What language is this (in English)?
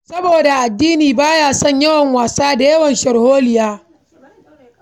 Hausa